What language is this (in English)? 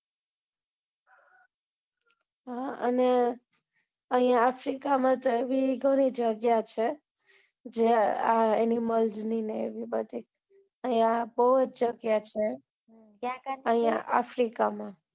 Gujarati